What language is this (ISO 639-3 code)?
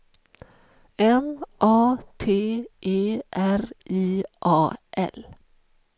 swe